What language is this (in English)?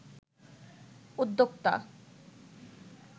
Bangla